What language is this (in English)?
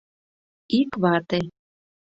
Mari